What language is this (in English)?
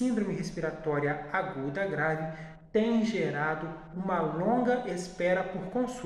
Portuguese